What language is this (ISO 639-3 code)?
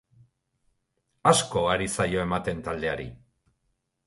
eus